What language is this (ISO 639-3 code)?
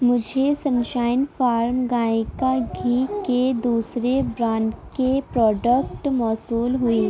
urd